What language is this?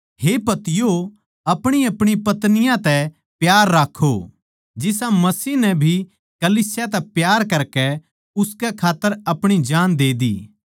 Haryanvi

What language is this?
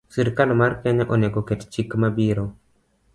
Luo (Kenya and Tanzania)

